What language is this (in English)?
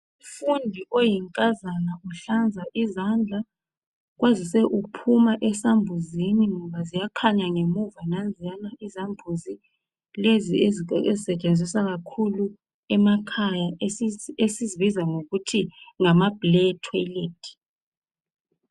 North Ndebele